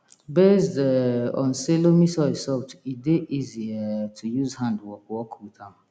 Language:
Nigerian Pidgin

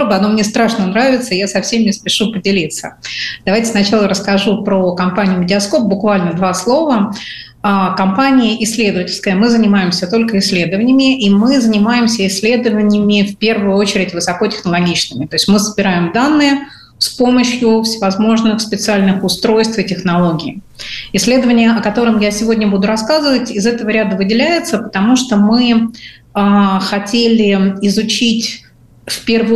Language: Russian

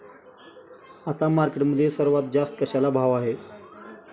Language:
Marathi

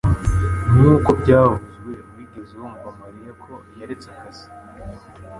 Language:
Kinyarwanda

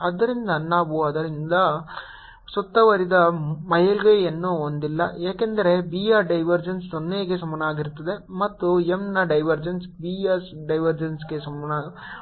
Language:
Kannada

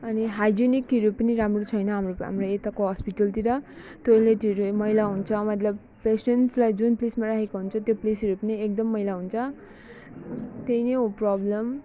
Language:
Nepali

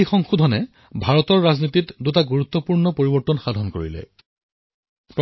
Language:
Assamese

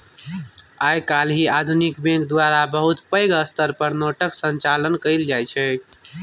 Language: Maithili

